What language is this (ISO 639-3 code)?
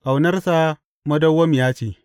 hau